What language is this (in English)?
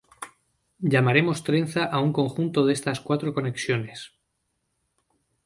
Spanish